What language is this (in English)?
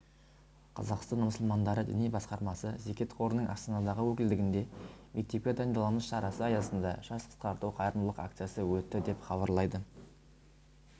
Kazakh